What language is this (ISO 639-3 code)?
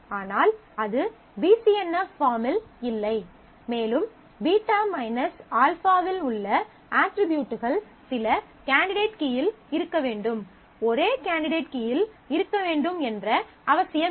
tam